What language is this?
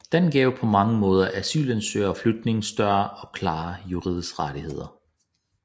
Danish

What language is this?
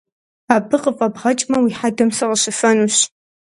Kabardian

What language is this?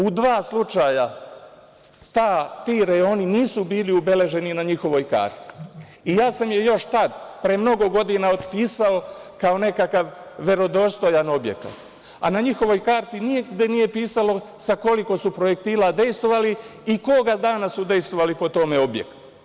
Serbian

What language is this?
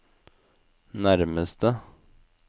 Norwegian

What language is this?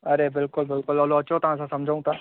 Sindhi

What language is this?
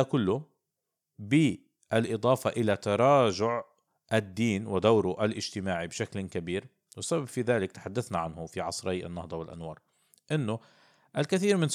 Arabic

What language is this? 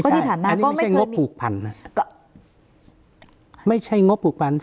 Thai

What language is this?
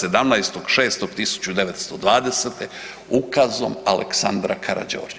Croatian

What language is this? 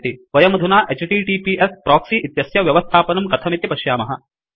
Sanskrit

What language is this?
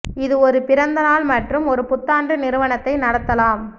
Tamil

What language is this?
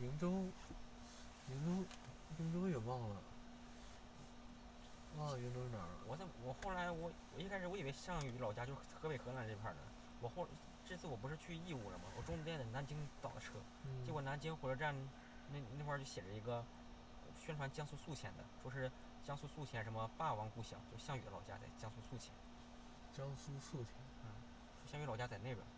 Chinese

